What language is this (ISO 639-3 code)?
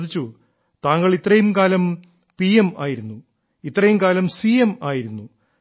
mal